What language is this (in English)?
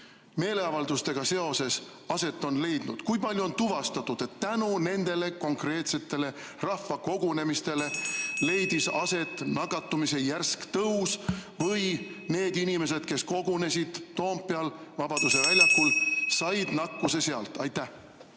Estonian